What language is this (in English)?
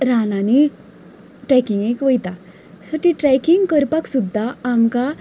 Konkani